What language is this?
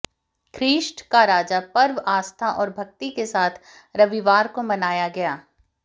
Hindi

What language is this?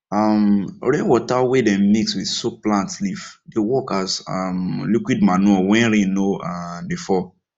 Nigerian Pidgin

